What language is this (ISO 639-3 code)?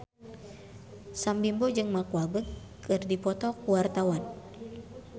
sun